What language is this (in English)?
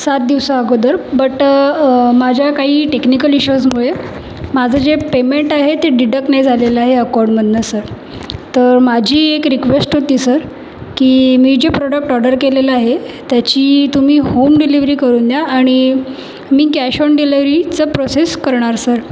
Marathi